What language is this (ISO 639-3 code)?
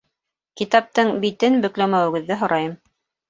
bak